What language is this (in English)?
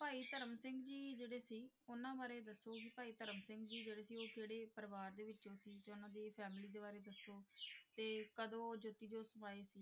Punjabi